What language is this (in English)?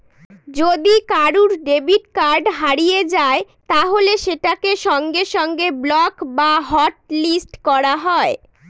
Bangla